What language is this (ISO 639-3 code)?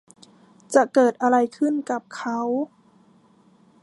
tha